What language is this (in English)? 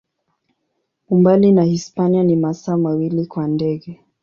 Swahili